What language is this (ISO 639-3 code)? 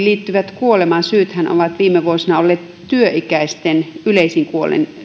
fin